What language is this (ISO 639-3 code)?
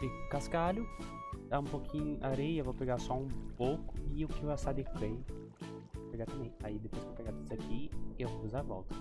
por